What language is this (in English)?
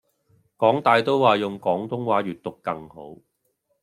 Cantonese